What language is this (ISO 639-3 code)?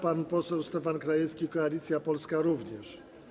pol